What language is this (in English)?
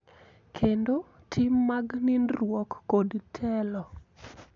Luo (Kenya and Tanzania)